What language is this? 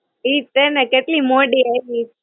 Gujarati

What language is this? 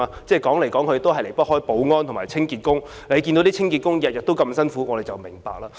Cantonese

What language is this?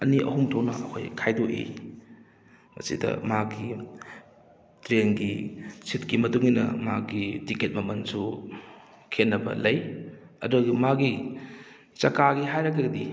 Manipuri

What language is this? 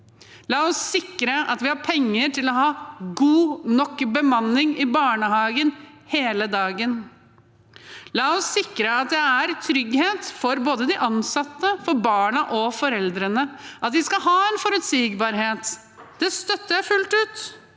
Norwegian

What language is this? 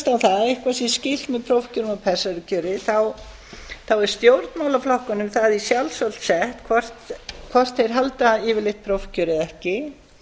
Icelandic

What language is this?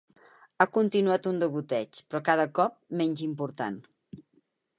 Catalan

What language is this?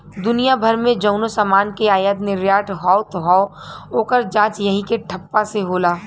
Bhojpuri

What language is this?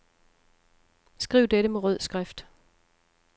Danish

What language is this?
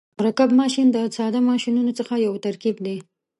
Pashto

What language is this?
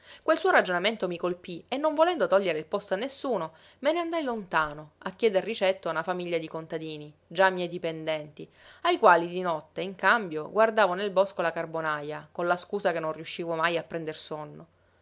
Italian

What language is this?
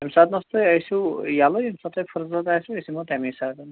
Kashmiri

